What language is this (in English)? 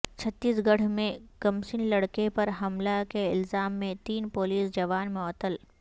Urdu